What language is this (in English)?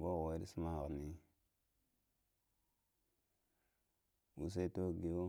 Lamang